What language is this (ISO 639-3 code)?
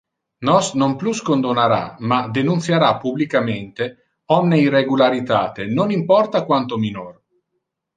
ina